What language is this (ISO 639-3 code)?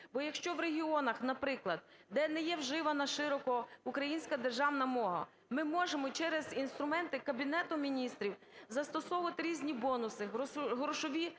ukr